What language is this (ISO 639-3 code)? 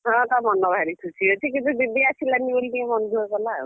ori